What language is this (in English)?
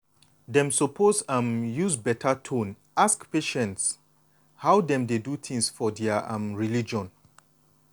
Nigerian Pidgin